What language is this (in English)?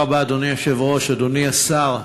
Hebrew